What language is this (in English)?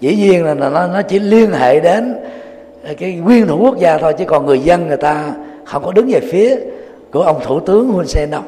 Vietnamese